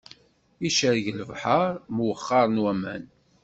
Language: Kabyle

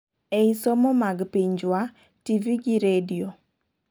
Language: Luo (Kenya and Tanzania)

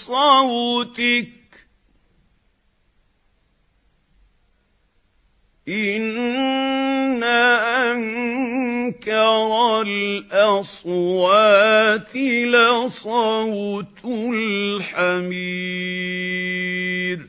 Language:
Arabic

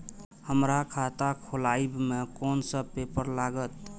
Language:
Maithili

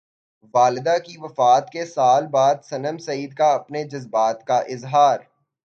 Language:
Urdu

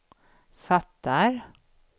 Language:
Swedish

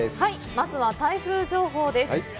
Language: Japanese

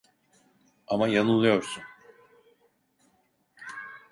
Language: Turkish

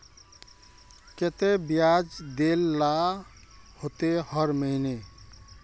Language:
Magahi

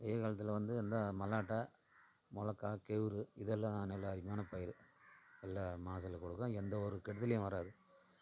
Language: Tamil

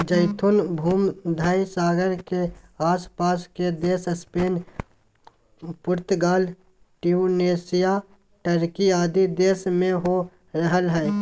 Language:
Magahi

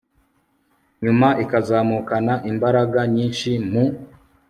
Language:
Kinyarwanda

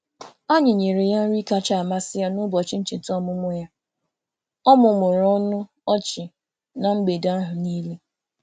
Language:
Igbo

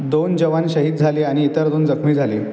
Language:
Marathi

